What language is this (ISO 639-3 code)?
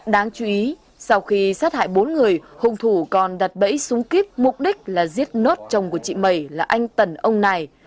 vie